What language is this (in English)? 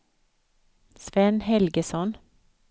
Swedish